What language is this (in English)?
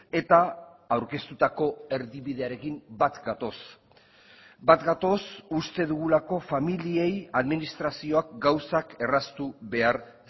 Basque